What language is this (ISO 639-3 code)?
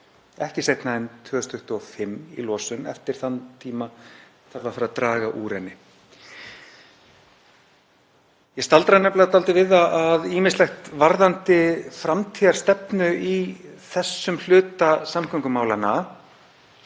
isl